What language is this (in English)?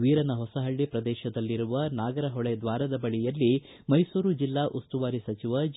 Kannada